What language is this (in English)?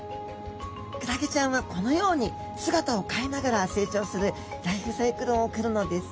Japanese